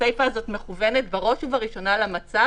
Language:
Hebrew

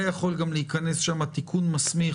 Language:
Hebrew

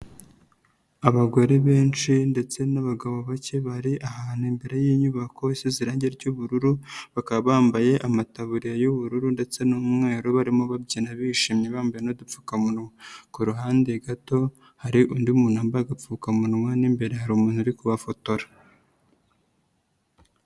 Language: Kinyarwanda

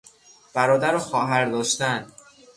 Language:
Persian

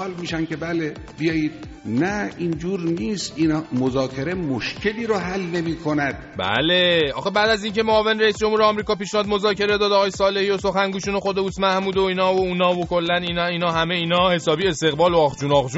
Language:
Persian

